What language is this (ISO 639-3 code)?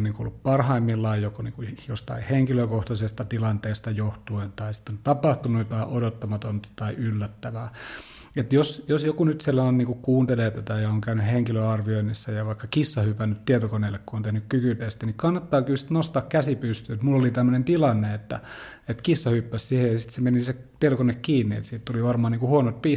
fin